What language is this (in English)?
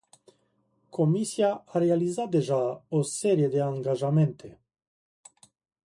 Romanian